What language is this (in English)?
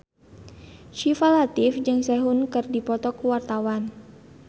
Sundanese